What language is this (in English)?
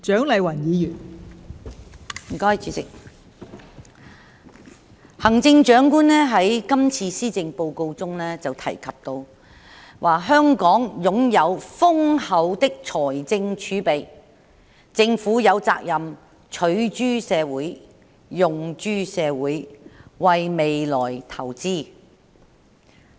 Cantonese